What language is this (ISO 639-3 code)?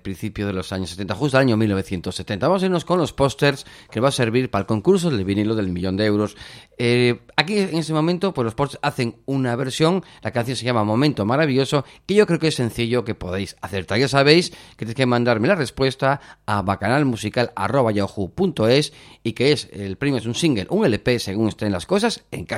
spa